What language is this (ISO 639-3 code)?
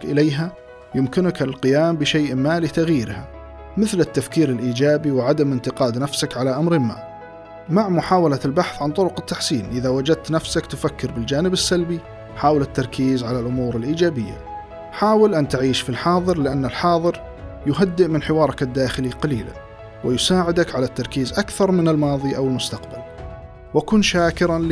ara